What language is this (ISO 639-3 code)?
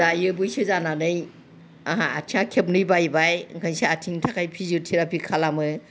brx